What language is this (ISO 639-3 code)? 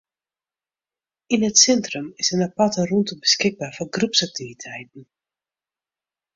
fry